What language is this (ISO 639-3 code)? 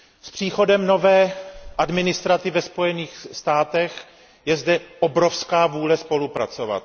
ces